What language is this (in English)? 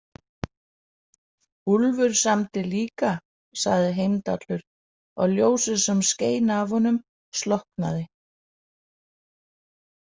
Icelandic